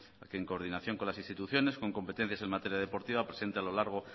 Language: Spanish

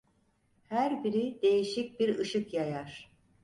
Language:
Turkish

